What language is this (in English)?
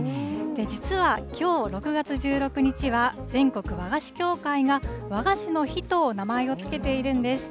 Japanese